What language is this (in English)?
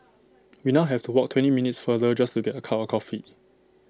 English